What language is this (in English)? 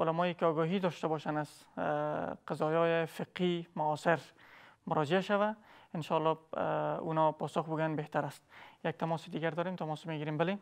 Persian